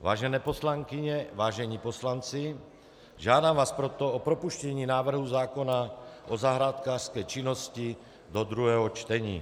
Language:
Czech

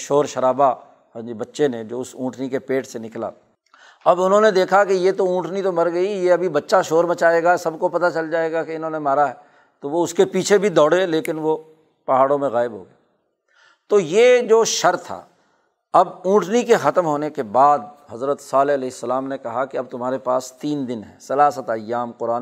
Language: Urdu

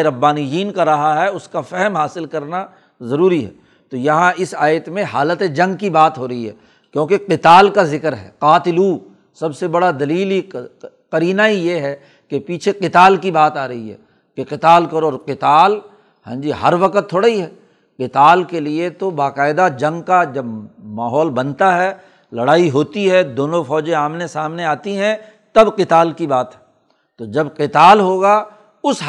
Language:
Urdu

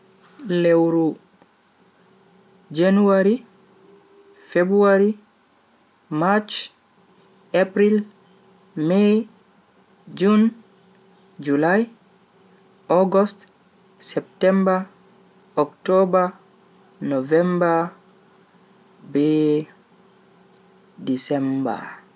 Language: Bagirmi Fulfulde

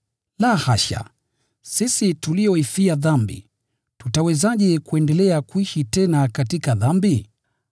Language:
Swahili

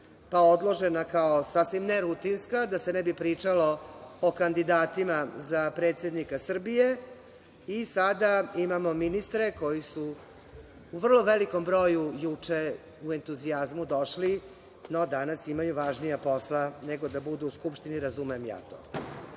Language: Serbian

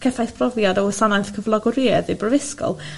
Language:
Welsh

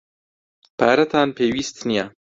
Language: Central Kurdish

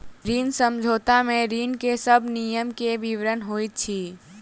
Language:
Maithili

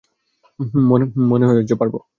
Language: Bangla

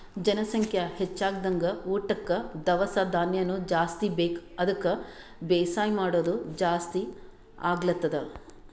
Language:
Kannada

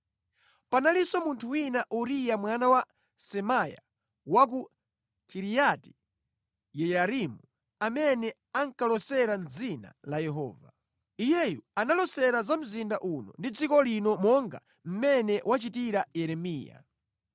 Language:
Nyanja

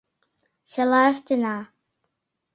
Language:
Mari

